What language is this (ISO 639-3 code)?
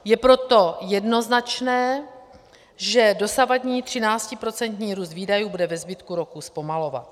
ces